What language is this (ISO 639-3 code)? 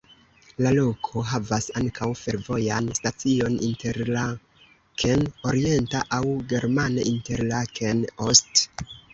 epo